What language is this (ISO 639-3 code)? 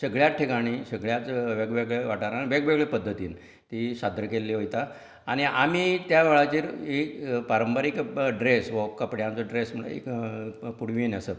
kok